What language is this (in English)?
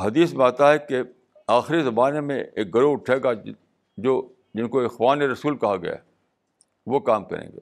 Urdu